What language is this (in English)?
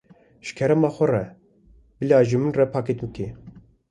Kurdish